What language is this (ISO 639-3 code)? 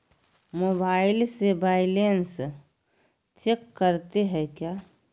mag